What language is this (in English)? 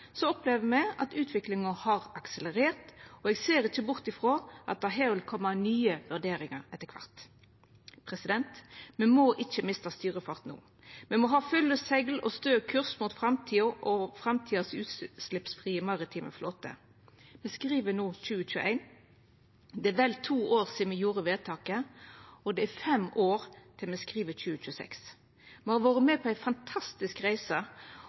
Norwegian Nynorsk